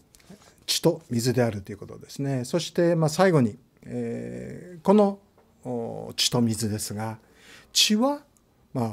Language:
Japanese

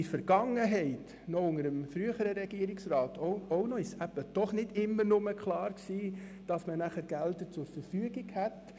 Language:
Swiss German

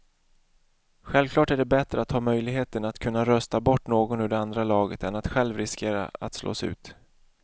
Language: Swedish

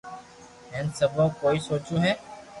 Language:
Loarki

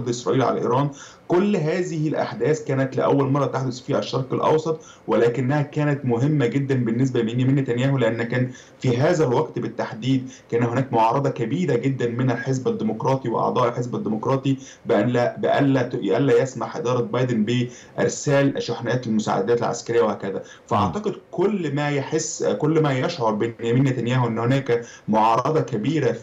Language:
Arabic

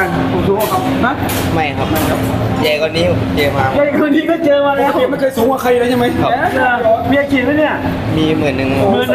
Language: Thai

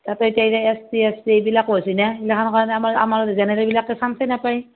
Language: Assamese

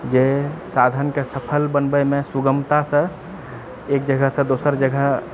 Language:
Maithili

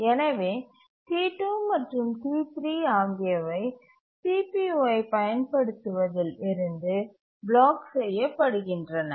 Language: Tamil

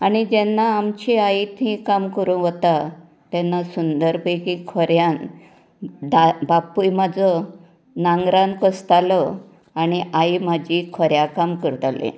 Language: Konkani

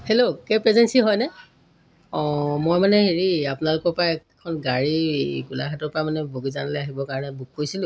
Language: Assamese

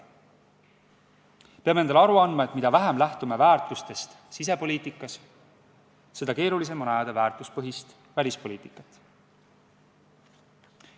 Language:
Estonian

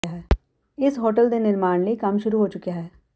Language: Punjabi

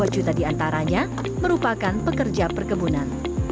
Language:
Indonesian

